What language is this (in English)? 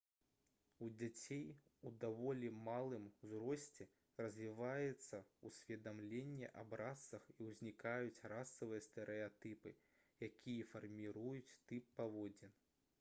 Belarusian